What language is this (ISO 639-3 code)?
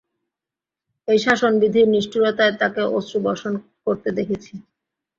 ben